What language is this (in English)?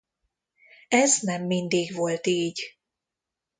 Hungarian